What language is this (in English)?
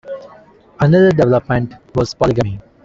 English